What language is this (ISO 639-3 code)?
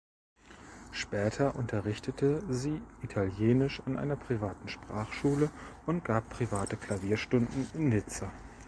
deu